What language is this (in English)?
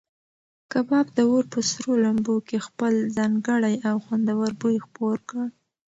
Pashto